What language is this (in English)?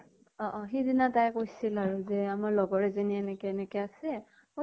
Assamese